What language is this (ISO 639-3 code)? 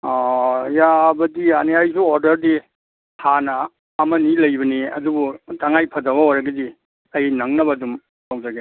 mni